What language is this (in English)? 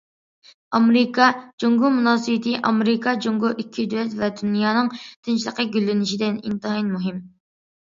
Uyghur